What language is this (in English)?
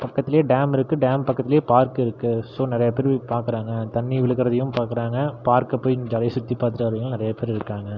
Tamil